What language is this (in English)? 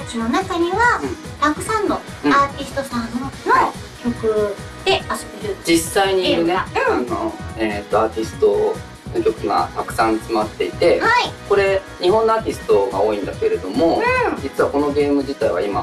Japanese